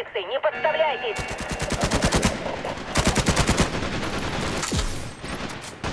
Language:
Russian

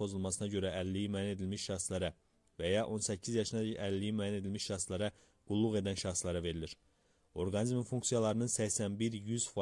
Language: Turkish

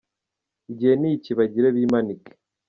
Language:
Kinyarwanda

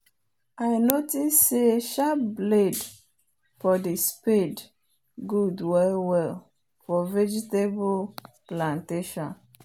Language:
Nigerian Pidgin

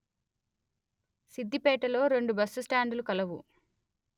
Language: Telugu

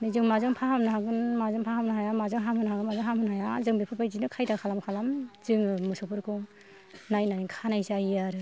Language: Bodo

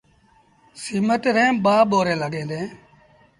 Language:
Sindhi Bhil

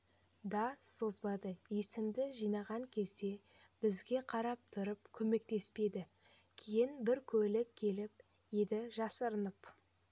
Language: Kazakh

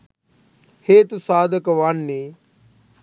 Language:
Sinhala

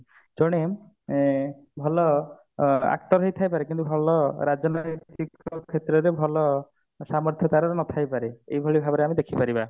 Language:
Odia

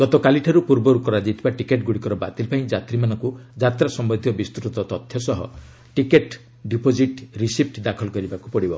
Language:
Odia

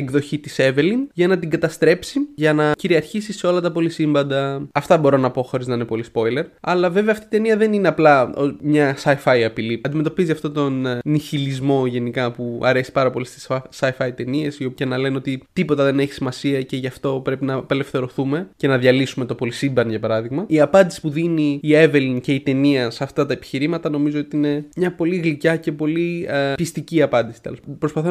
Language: Greek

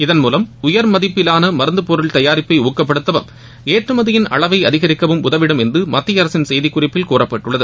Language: Tamil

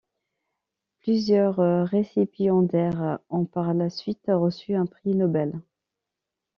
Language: French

